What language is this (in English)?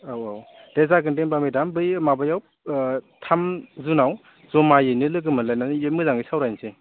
Bodo